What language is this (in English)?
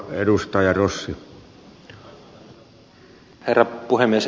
Finnish